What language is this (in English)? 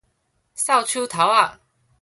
Min Nan Chinese